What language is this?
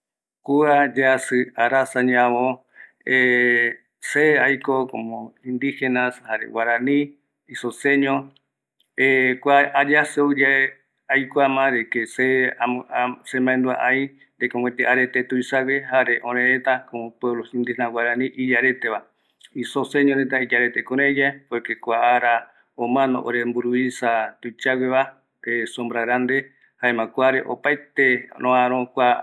Eastern Bolivian Guaraní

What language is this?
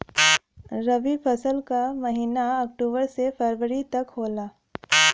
Bhojpuri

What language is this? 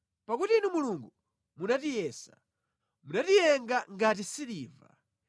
Nyanja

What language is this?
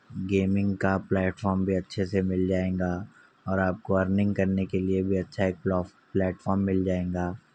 Urdu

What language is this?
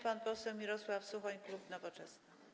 Polish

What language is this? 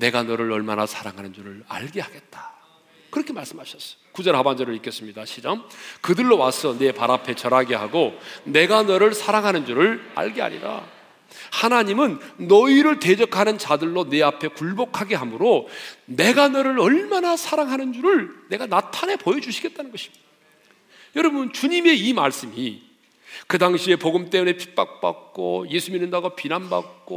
Korean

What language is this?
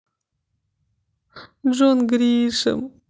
Russian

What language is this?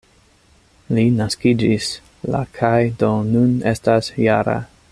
Esperanto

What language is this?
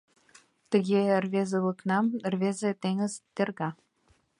Mari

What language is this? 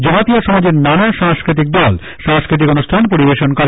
Bangla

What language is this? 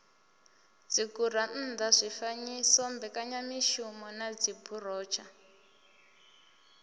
Venda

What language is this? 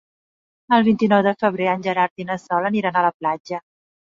Catalan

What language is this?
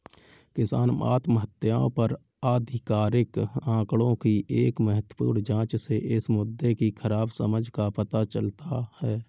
Hindi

